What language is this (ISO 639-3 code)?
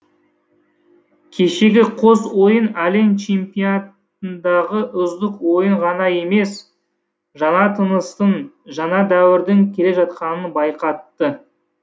kaz